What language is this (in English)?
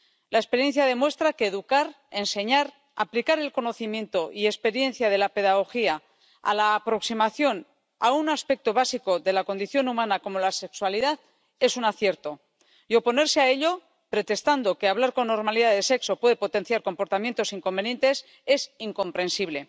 Spanish